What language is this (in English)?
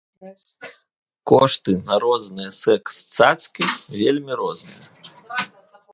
Belarusian